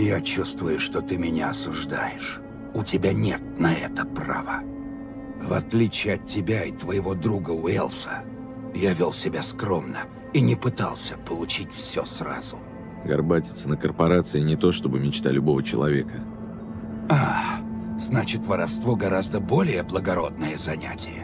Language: Russian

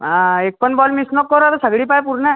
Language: Marathi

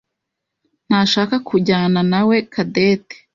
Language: Kinyarwanda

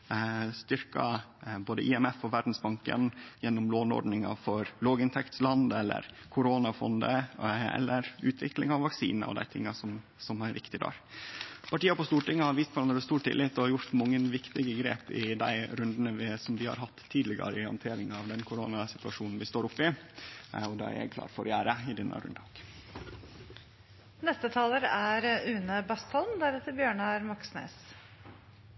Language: Norwegian Nynorsk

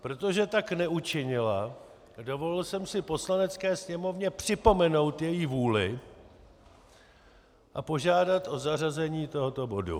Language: Czech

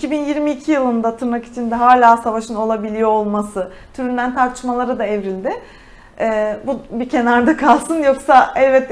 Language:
Turkish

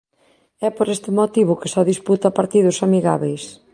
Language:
Galician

